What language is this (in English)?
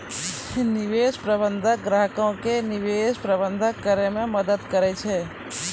Maithili